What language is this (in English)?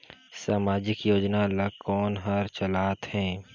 Chhattisgarhi